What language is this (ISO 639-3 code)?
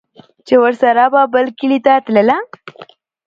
pus